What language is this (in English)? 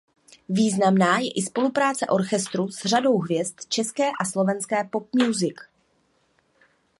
Czech